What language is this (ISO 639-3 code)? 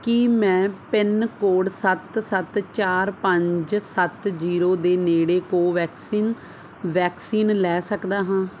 pan